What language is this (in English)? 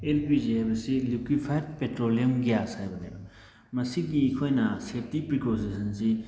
Manipuri